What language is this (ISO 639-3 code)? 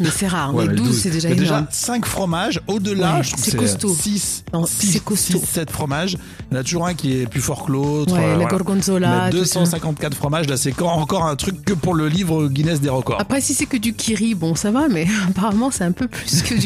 fra